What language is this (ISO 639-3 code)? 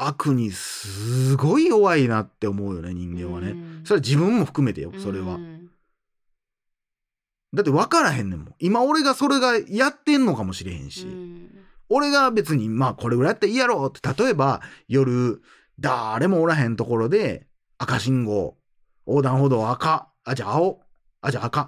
jpn